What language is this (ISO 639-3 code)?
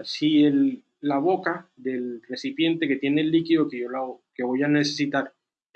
spa